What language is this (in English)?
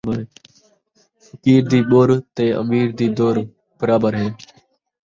Saraiki